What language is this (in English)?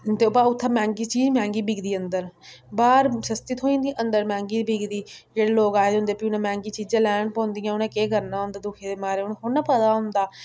Dogri